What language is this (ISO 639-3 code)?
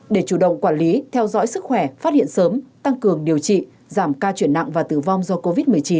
vie